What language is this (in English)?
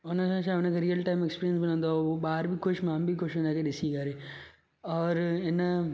Sindhi